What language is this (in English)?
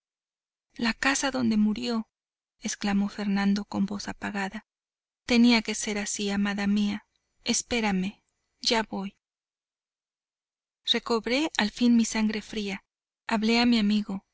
Spanish